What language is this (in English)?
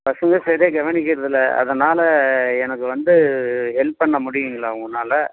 Tamil